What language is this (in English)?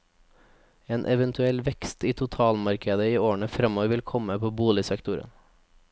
Norwegian